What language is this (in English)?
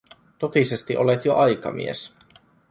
Finnish